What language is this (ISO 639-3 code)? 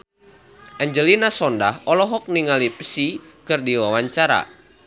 sun